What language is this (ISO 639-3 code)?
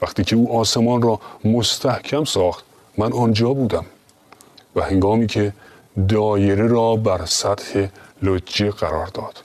fas